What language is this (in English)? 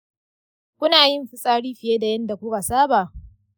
Hausa